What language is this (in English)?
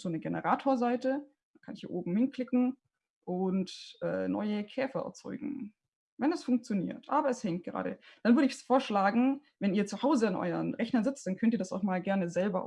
German